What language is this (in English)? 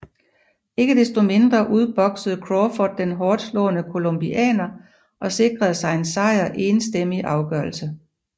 Danish